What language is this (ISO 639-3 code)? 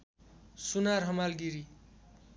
nep